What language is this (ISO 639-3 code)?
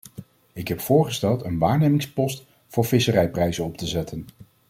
nld